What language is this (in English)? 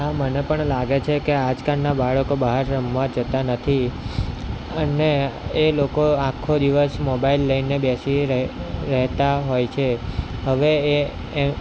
Gujarati